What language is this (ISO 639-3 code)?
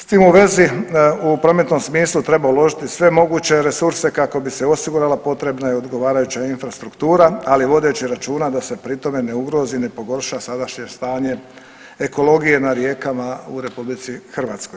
hrv